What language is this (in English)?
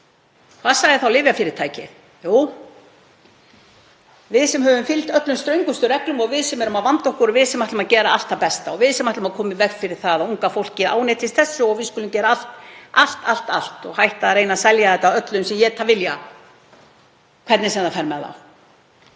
Icelandic